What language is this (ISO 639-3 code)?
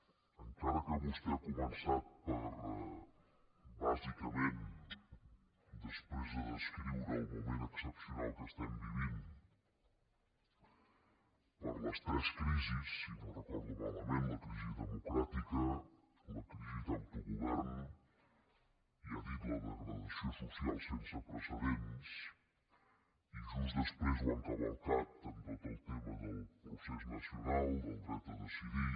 cat